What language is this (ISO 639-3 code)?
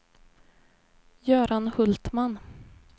swe